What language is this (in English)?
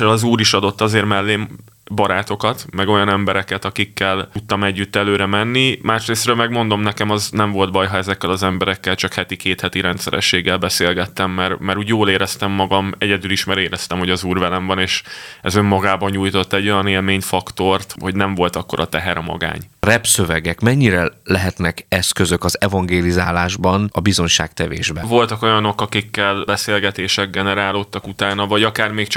Hungarian